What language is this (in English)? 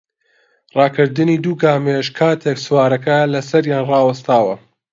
Central Kurdish